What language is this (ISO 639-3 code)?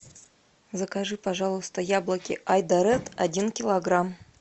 rus